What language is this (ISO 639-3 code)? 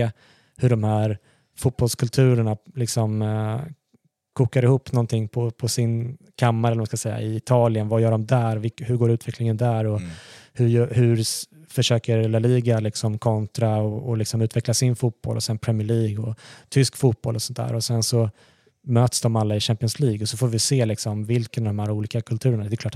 swe